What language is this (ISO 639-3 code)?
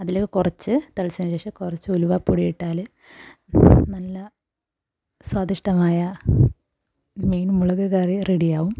mal